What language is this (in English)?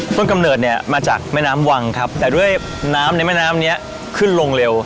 Thai